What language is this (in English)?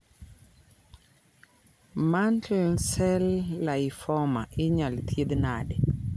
Luo (Kenya and Tanzania)